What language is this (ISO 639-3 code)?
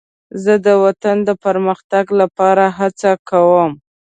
pus